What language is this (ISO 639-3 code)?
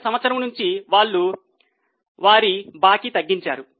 tel